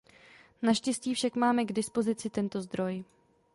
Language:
Czech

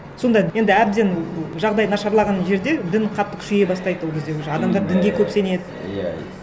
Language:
Kazakh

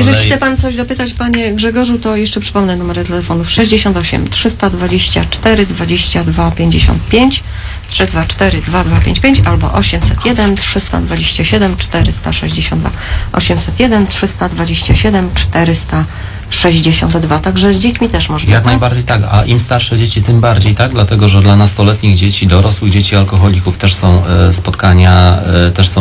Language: Polish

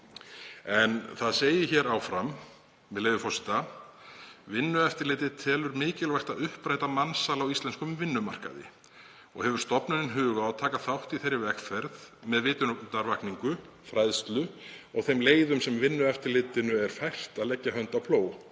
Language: Icelandic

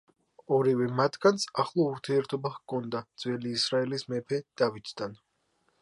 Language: Georgian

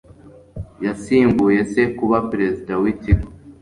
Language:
Kinyarwanda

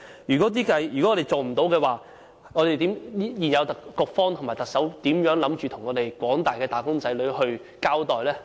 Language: Cantonese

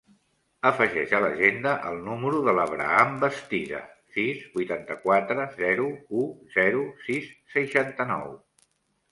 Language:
Catalan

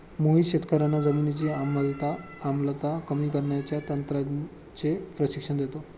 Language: Marathi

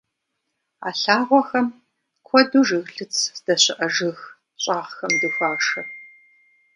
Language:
Kabardian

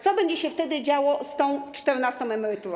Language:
Polish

